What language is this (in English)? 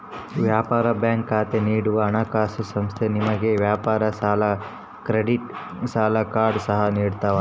Kannada